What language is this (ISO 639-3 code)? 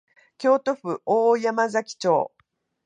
jpn